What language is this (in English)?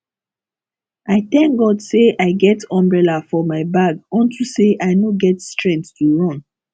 Nigerian Pidgin